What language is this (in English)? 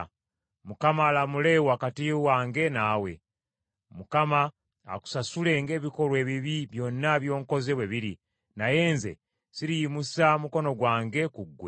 Ganda